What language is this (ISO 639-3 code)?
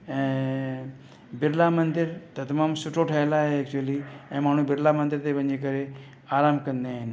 snd